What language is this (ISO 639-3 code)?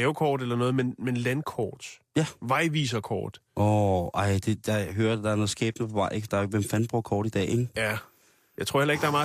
dan